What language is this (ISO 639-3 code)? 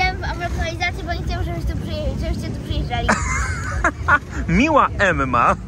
pol